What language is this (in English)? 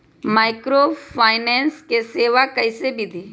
Magahi